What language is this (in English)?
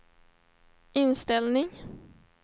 Swedish